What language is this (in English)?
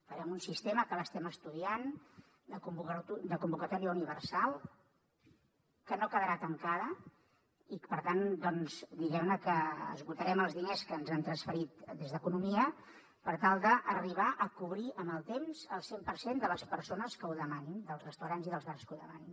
Catalan